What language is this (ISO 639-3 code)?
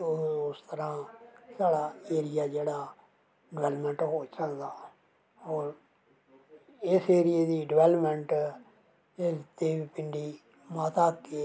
doi